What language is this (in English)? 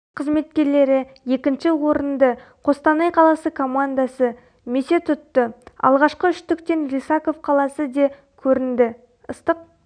Kazakh